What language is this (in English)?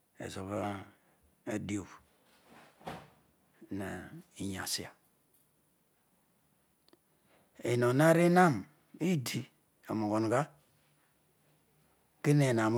Odual